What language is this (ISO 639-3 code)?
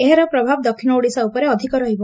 ori